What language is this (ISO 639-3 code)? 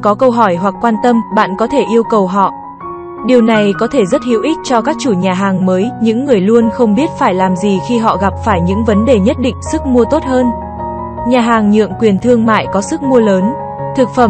vie